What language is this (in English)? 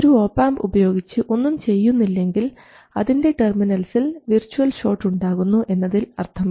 Malayalam